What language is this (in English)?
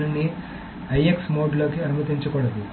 Telugu